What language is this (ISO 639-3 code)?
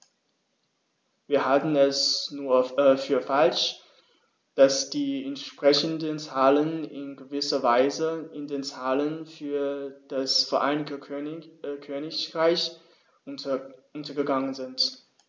deu